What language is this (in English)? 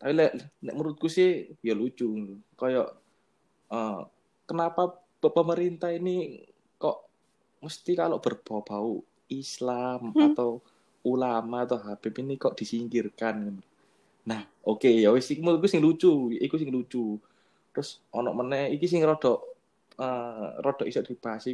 Indonesian